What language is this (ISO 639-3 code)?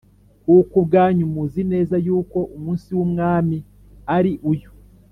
kin